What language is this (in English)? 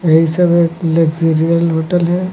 Hindi